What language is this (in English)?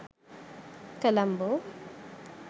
Sinhala